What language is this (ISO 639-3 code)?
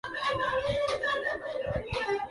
urd